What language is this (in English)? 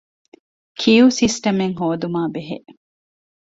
Divehi